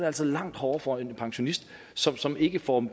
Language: Danish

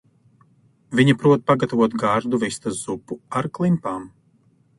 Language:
Latvian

